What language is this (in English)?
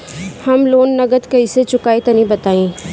Bhojpuri